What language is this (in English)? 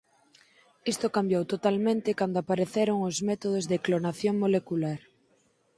Galician